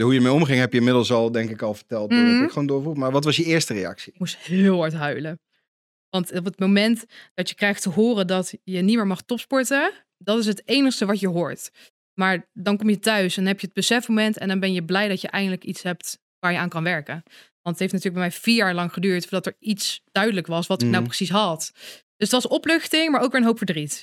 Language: Dutch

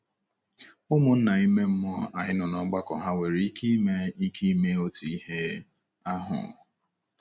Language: Igbo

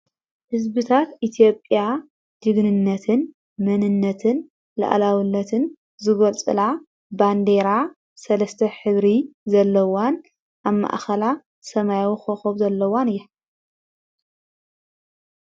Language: Tigrinya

